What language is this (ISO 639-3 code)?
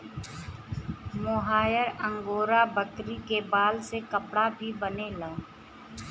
bho